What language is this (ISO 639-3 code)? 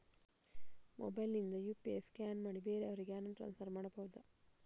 kan